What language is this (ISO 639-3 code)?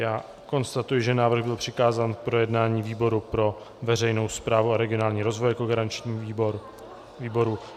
ces